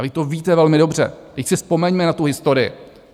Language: Czech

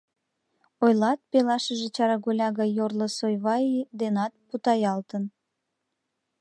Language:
Mari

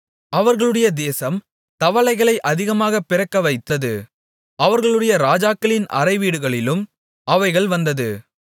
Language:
Tamil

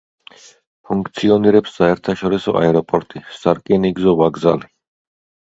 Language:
Georgian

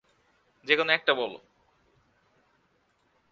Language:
Bangla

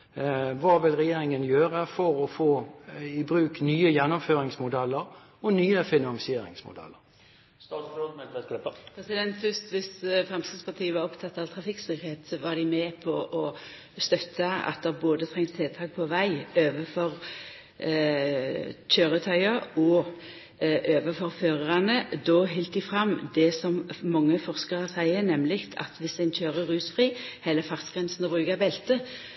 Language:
Norwegian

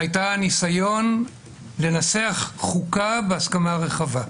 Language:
Hebrew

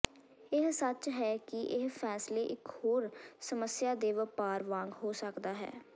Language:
Punjabi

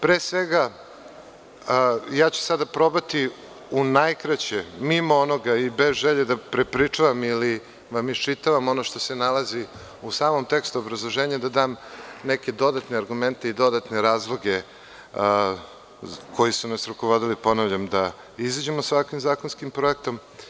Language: Serbian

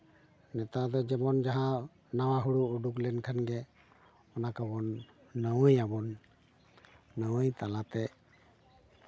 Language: Santali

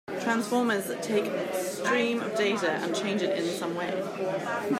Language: English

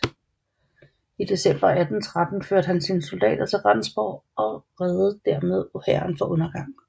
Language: Danish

